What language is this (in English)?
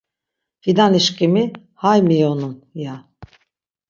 Laz